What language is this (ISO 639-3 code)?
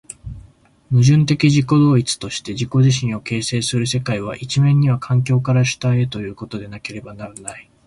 jpn